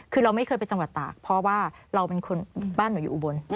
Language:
Thai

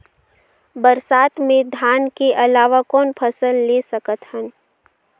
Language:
Chhattisgarhi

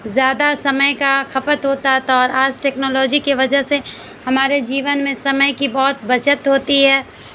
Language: Urdu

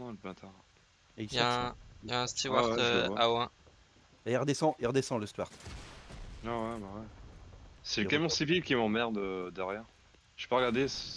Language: French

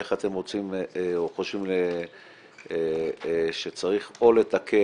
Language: Hebrew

